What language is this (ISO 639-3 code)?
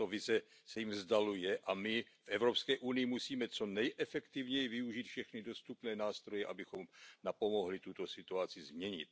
ces